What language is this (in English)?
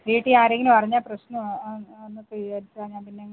Malayalam